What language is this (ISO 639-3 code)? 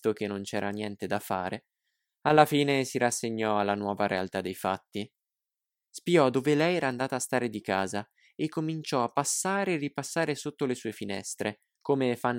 ita